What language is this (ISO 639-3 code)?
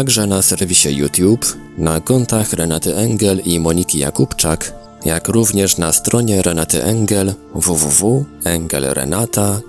pol